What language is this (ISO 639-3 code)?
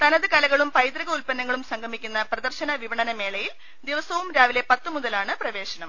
mal